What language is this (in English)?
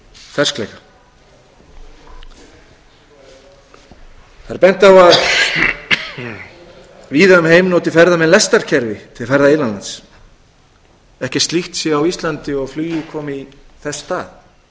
Icelandic